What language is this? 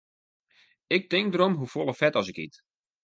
Western Frisian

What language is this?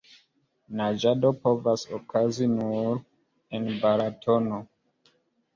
Esperanto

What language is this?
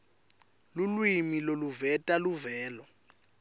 Swati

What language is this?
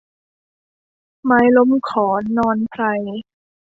Thai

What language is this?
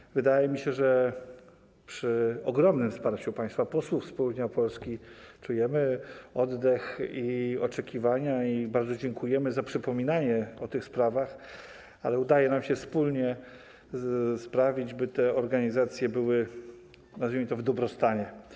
Polish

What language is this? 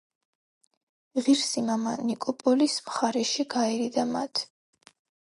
Georgian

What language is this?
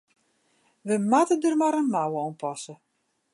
Western Frisian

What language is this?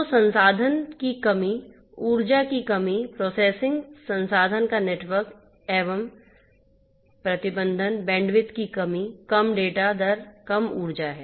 Hindi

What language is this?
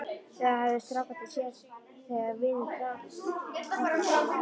Icelandic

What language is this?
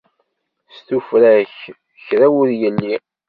Kabyle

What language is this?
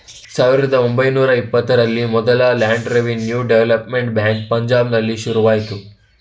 Kannada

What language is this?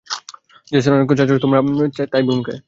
Bangla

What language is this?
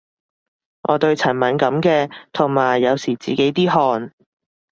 Cantonese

